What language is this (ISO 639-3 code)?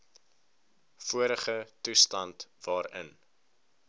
afr